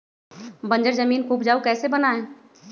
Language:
Magahi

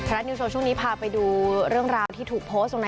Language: Thai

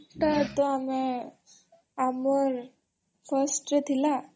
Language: Odia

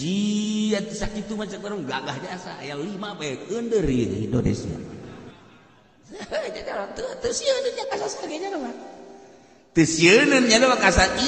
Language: Indonesian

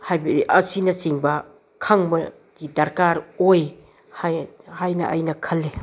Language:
Manipuri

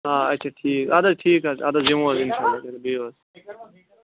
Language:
Kashmiri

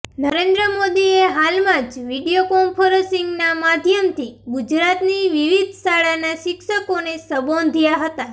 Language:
Gujarati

